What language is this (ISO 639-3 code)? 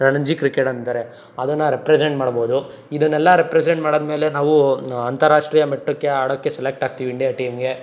kan